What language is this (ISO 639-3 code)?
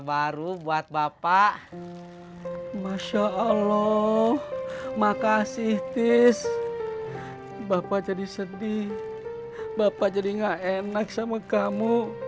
ind